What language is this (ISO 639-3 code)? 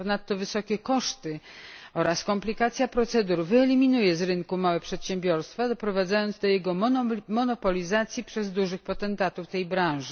pol